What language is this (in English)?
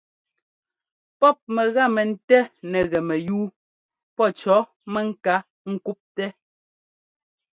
Ngomba